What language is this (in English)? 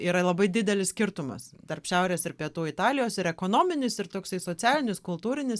Lithuanian